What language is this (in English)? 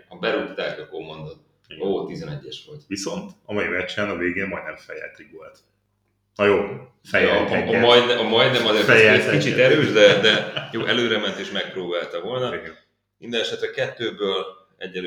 Hungarian